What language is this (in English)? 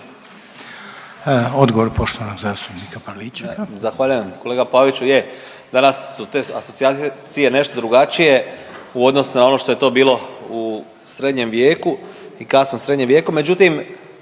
Croatian